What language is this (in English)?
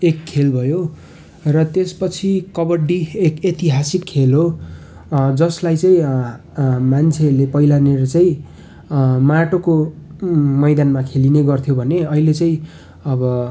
Nepali